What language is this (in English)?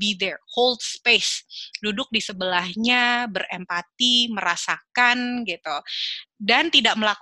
Indonesian